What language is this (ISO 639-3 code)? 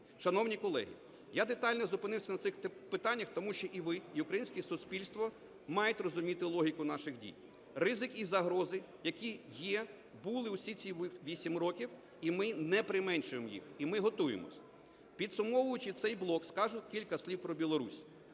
ukr